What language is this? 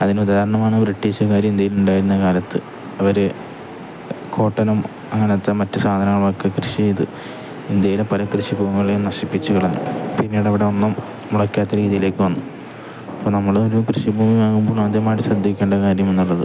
Malayalam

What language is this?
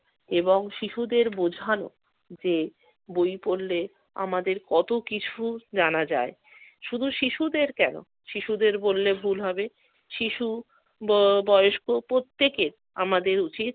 Bangla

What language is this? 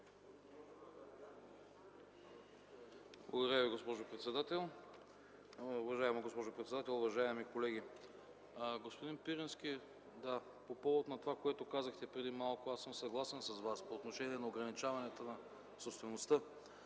Bulgarian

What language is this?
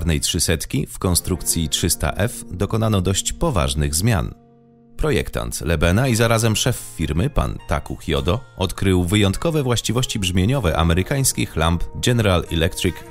Polish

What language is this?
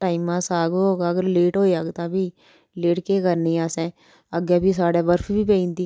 Dogri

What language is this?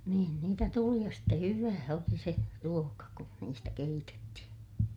Finnish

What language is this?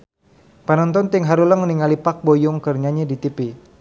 Sundanese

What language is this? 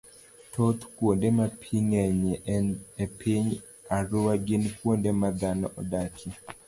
Luo (Kenya and Tanzania)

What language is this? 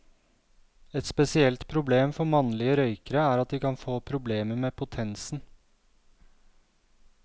Norwegian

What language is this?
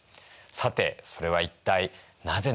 Japanese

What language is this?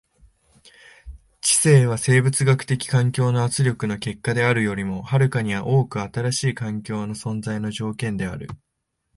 Japanese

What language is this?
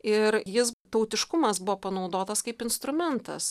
Lithuanian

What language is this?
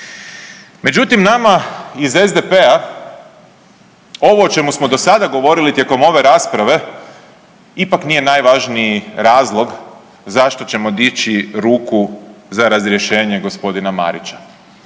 Croatian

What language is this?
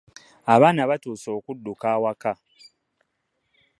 Ganda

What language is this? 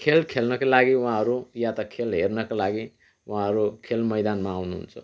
Nepali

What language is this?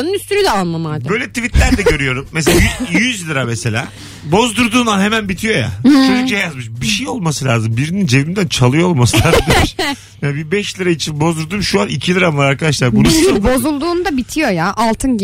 Turkish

